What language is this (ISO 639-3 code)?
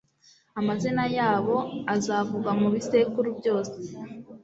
kin